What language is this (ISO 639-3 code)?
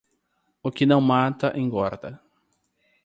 por